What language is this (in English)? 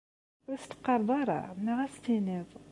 Kabyle